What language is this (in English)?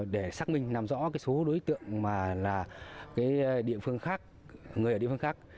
Vietnamese